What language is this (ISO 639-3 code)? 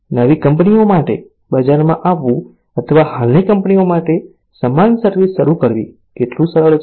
guj